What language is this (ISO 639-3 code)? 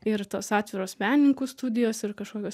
lit